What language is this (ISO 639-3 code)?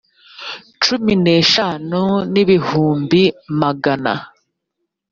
kin